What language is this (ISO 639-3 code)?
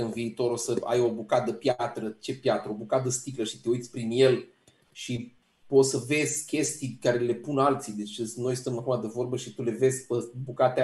ron